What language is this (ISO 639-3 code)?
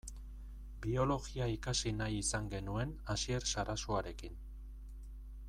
eus